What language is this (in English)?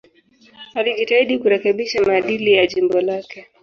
Swahili